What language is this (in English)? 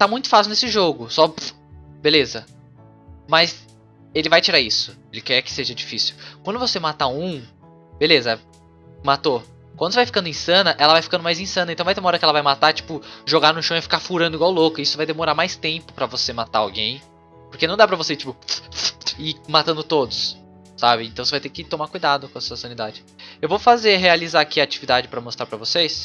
Portuguese